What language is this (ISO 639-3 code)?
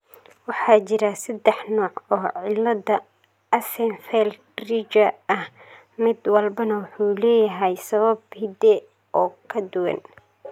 som